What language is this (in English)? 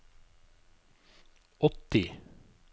Norwegian